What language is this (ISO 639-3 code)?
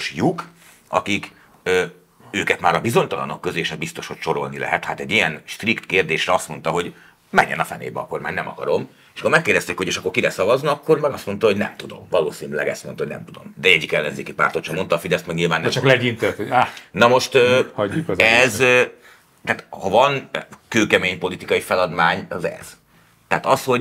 hun